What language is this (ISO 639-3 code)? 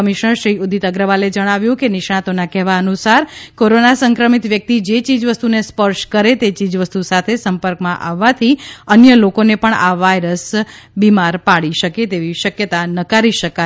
guj